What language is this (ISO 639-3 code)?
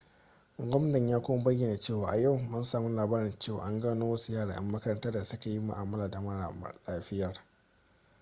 hau